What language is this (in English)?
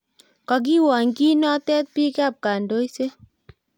Kalenjin